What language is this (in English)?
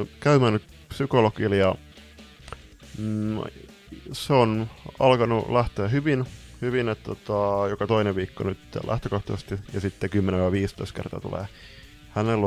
Finnish